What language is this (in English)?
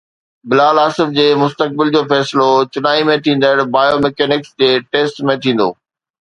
Sindhi